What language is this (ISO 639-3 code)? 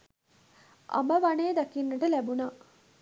sin